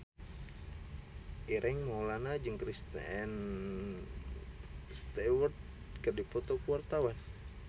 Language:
Sundanese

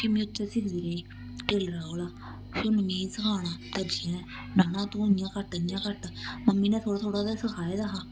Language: Dogri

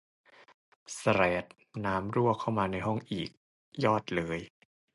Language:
Thai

